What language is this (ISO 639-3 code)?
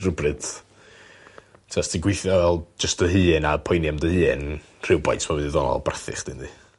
cym